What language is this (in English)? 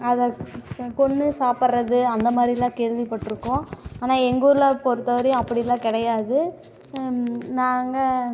Tamil